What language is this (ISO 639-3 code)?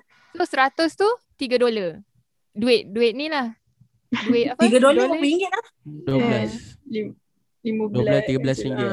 msa